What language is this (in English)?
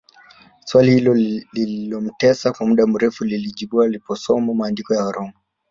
Swahili